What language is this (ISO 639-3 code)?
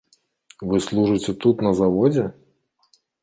bel